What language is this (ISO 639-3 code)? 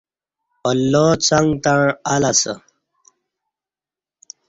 bsh